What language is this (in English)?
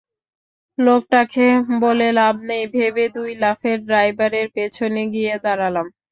Bangla